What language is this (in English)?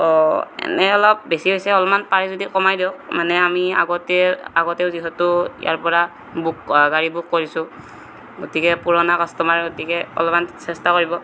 Assamese